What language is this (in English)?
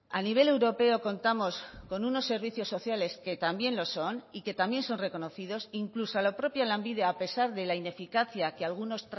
Spanish